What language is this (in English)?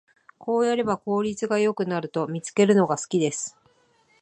Japanese